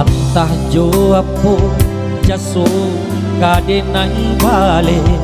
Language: Indonesian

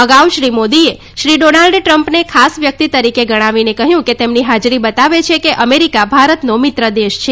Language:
Gujarati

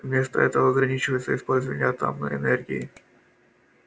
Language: Russian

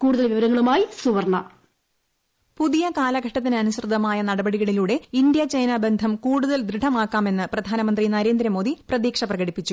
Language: Malayalam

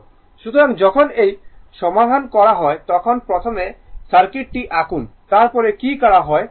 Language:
Bangla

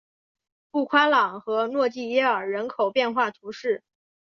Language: Chinese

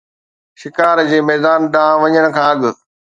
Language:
Sindhi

